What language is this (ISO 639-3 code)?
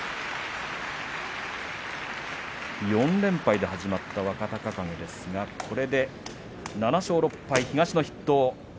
jpn